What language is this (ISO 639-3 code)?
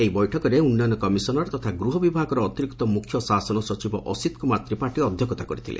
ori